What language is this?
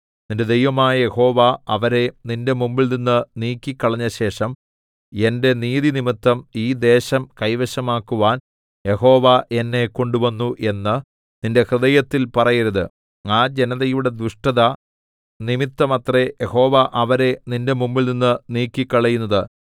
Malayalam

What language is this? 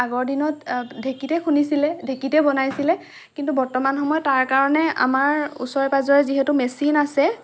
Assamese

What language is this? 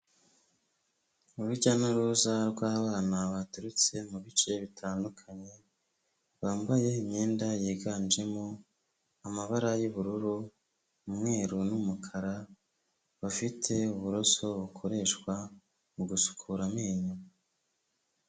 Kinyarwanda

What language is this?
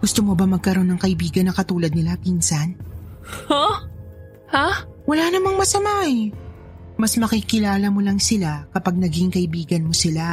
Filipino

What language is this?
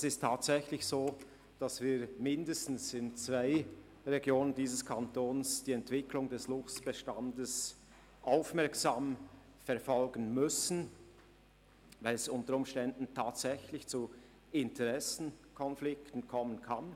Swiss German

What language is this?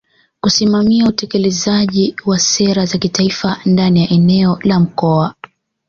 Swahili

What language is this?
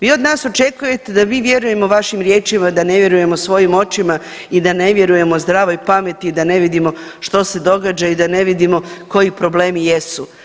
Croatian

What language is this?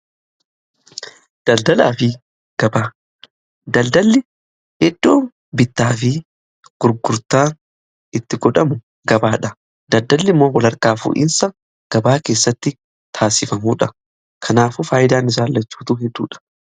Oromo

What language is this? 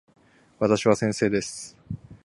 Japanese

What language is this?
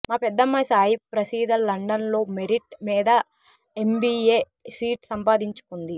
Telugu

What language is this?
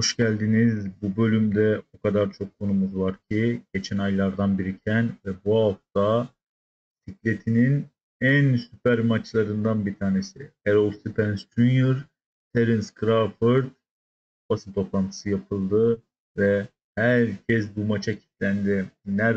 Turkish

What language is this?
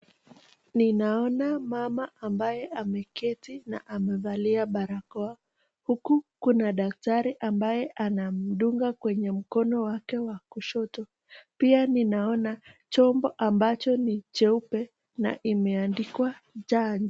Swahili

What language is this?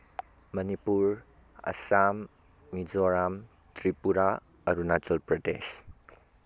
Manipuri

